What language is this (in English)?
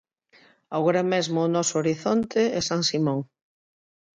Galician